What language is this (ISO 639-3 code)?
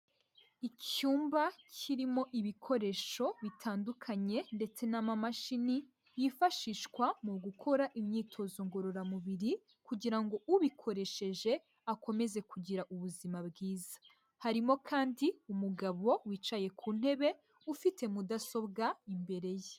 kin